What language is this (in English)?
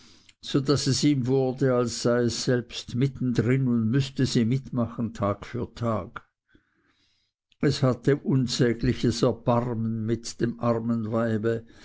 German